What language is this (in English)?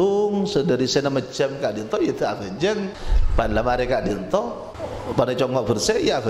Malay